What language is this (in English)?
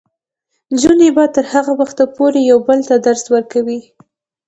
Pashto